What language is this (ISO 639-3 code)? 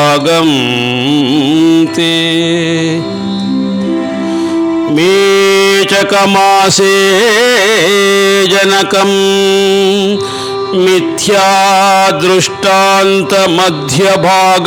kan